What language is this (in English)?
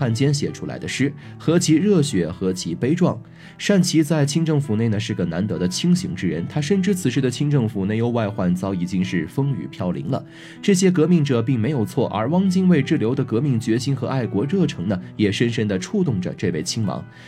Chinese